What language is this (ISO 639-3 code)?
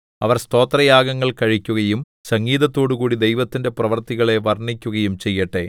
mal